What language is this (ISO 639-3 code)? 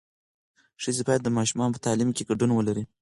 pus